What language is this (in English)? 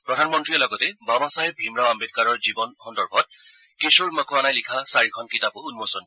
Assamese